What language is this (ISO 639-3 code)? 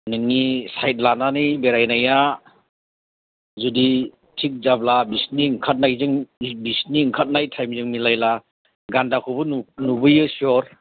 brx